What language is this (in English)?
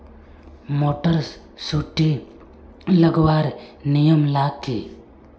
Magahi